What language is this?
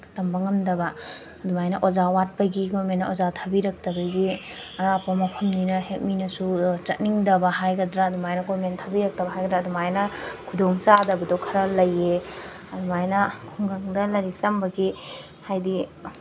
Manipuri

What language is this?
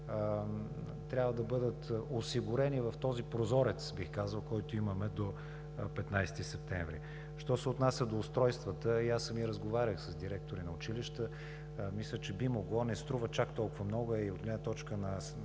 Bulgarian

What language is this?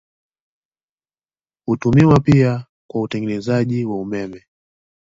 Swahili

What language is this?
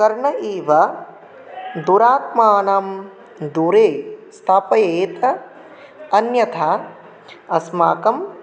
Sanskrit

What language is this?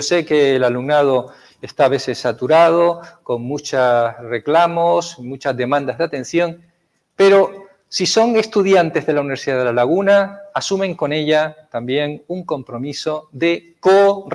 Spanish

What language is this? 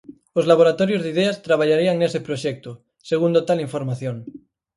Galician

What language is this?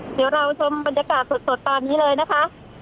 Thai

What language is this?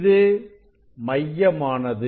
Tamil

